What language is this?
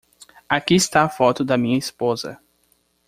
Portuguese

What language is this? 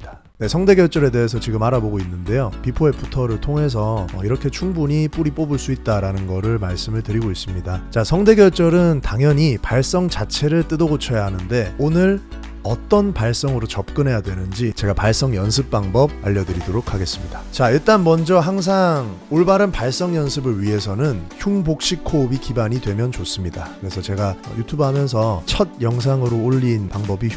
Korean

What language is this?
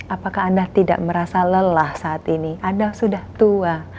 Indonesian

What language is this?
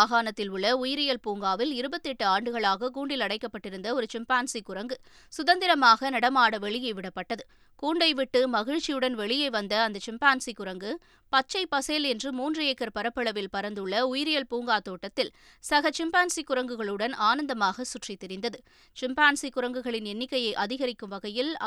Tamil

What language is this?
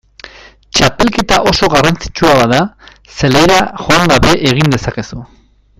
Basque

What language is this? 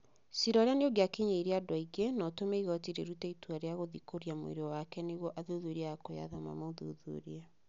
Kikuyu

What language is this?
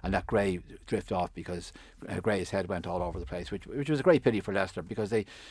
English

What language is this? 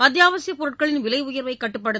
Tamil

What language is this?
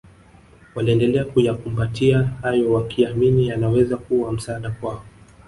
Swahili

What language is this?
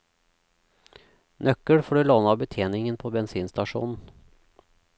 Norwegian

